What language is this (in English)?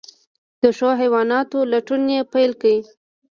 Pashto